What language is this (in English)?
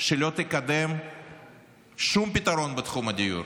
Hebrew